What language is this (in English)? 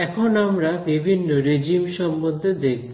Bangla